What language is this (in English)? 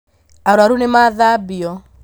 Kikuyu